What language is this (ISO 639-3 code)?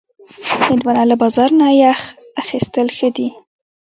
pus